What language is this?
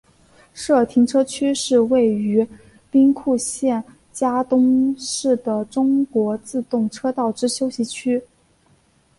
Chinese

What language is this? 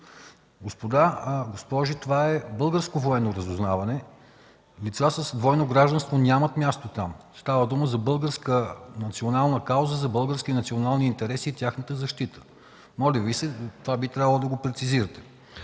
Bulgarian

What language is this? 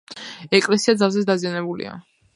Georgian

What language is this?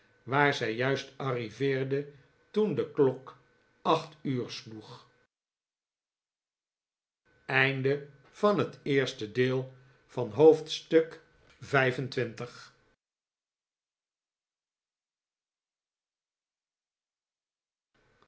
Dutch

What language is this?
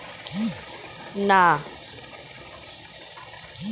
Bangla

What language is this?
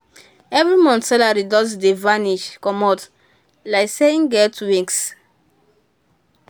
Nigerian Pidgin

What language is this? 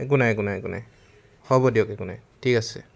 Assamese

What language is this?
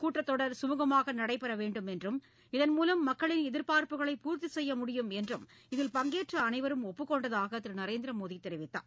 Tamil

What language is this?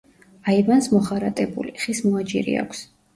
Georgian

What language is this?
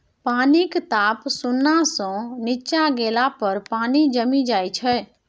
Maithili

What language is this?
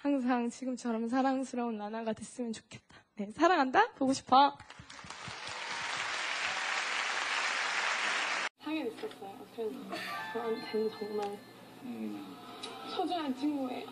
Korean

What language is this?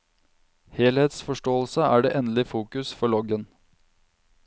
Norwegian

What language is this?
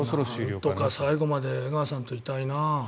Japanese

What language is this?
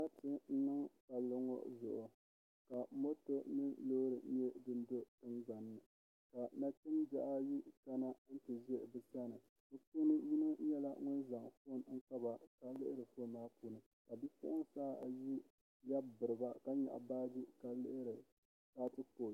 Dagbani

